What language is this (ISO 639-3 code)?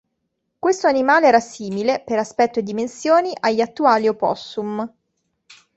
ita